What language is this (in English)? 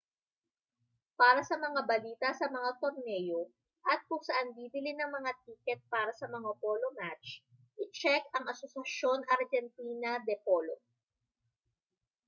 Filipino